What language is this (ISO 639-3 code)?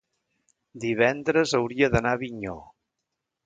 cat